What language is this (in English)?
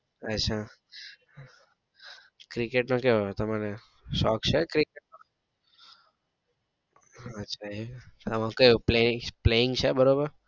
Gujarati